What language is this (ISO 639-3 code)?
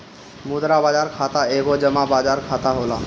bho